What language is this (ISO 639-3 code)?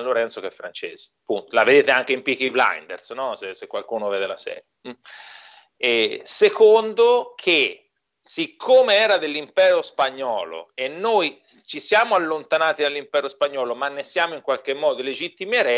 ita